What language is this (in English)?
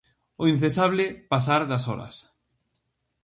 Galician